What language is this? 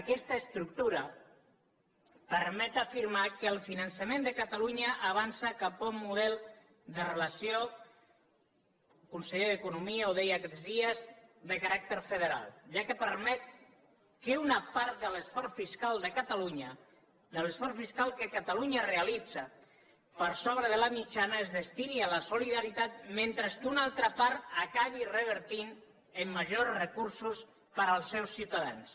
Catalan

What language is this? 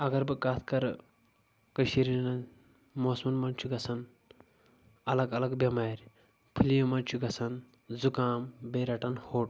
Kashmiri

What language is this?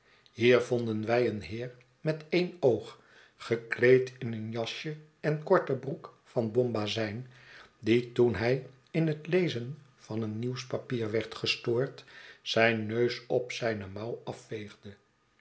Dutch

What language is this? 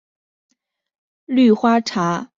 Chinese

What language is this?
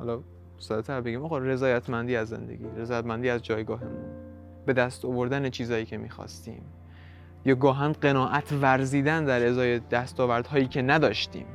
Persian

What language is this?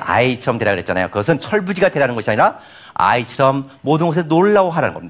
Korean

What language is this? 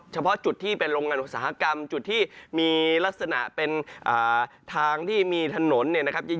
Thai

